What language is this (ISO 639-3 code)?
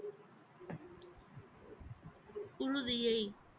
tam